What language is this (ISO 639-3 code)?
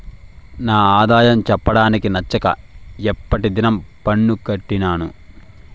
tel